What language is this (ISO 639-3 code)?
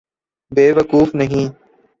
urd